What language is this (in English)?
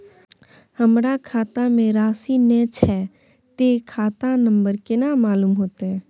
Maithili